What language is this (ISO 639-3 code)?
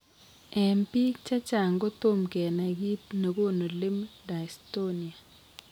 kln